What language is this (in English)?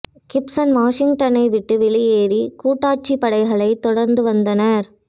Tamil